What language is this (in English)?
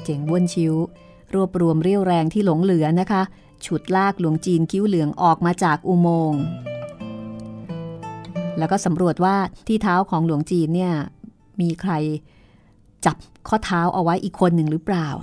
Thai